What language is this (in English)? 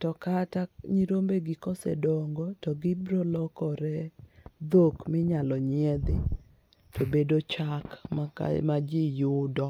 Luo (Kenya and Tanzania)